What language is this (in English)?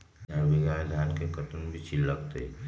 Magahi